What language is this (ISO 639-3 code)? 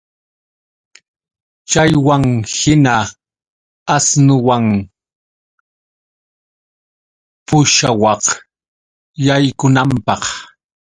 qux